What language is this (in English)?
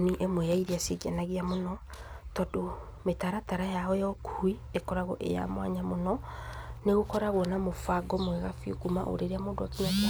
Kikuyu